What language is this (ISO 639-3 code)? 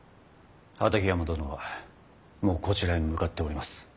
jpn